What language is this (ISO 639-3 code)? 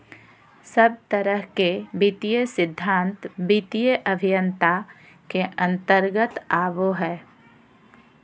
mag